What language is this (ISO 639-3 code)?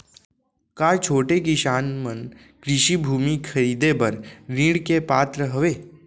hne